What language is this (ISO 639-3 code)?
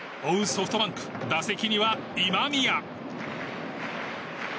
jpn